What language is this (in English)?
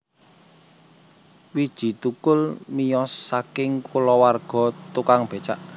Javanese